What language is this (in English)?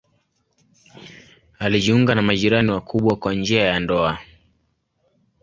Swahili